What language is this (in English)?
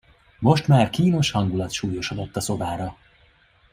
Hungarian